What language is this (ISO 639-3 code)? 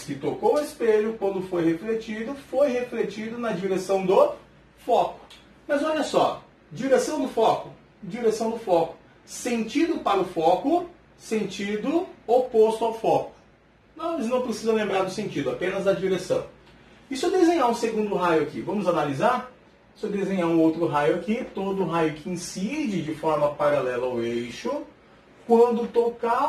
por